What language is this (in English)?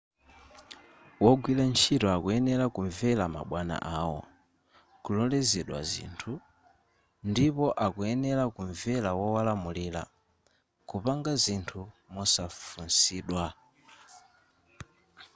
Nyanja